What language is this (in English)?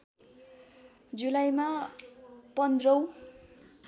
Nepali